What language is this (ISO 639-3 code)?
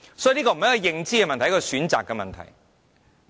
yue